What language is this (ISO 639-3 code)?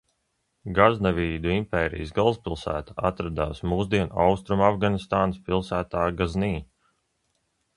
lav